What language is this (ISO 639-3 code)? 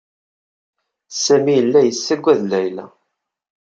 kab